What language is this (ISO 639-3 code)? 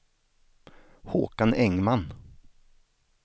swe